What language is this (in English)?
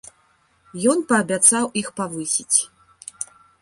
Belarusian